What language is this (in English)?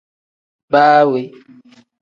Tem